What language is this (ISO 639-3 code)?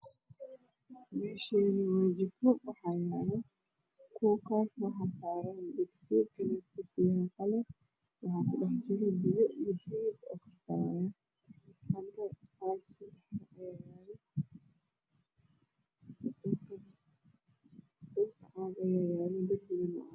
som